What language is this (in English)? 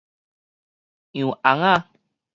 Min Nan Chinese